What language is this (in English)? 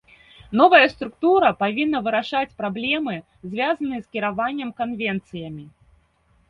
Belarusian